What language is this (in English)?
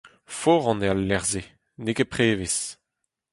Breton